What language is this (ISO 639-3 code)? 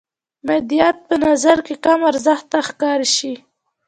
pus